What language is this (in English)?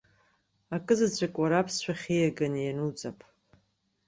Abkhazian